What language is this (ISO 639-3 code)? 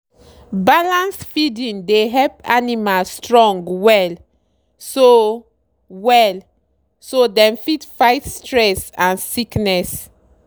pcm